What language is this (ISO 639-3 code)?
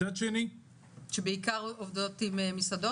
heb